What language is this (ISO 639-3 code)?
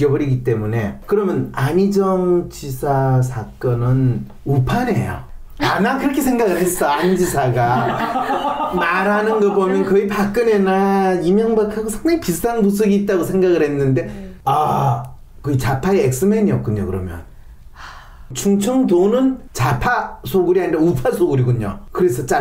kor